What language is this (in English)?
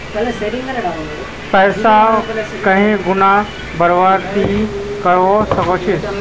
Magahi